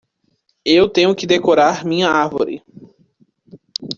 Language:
Portuguese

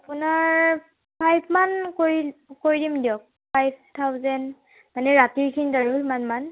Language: Assamese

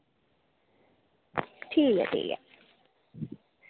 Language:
Dogri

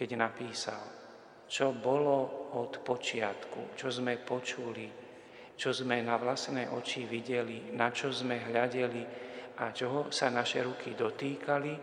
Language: Slovak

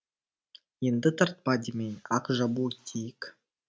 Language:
Kazakh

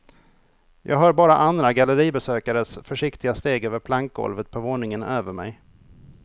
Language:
Swedish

